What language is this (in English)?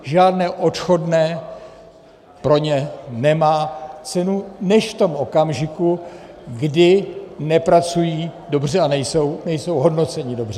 Czech